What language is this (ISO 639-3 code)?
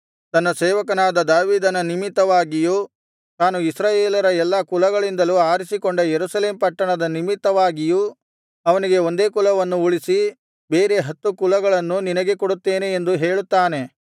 kan